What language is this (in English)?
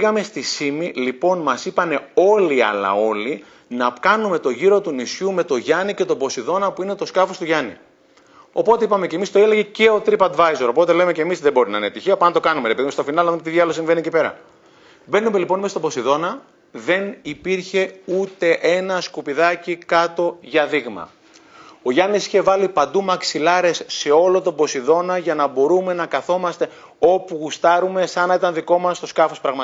Greek